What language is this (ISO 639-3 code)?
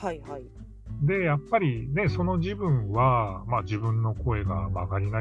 jpn